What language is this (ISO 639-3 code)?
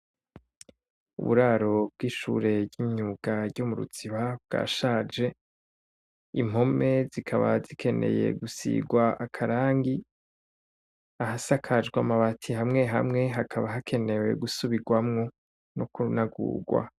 run